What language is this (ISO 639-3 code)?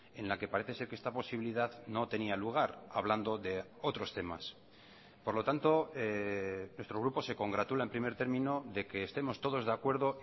spa